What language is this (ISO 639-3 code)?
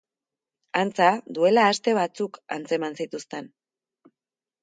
eus